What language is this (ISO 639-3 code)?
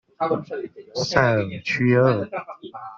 zho